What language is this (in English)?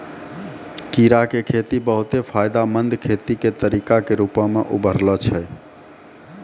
Maithili